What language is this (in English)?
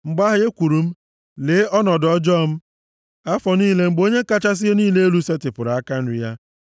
Igbo